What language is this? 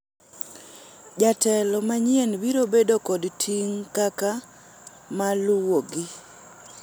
Luo (Kenya and Tanzania)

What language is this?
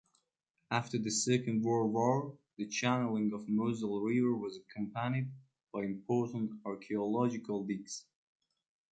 English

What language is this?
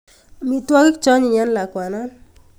Kalenjin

